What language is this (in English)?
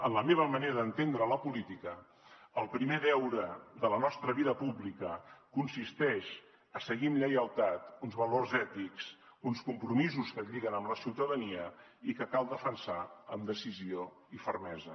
Catalan